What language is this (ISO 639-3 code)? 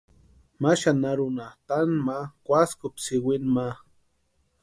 pua